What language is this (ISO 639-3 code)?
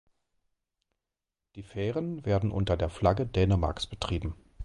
deu